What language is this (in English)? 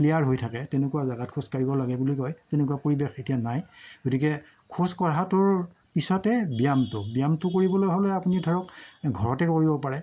Assamese